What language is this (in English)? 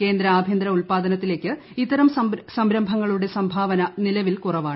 Malayalam